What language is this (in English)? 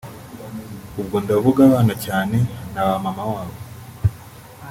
Kinyarwanda